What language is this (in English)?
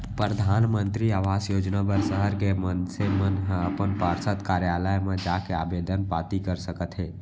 Chhattisgarhi